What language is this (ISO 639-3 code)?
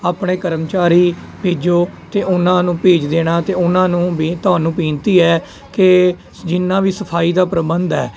pan